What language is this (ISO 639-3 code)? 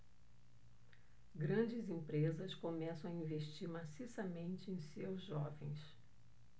por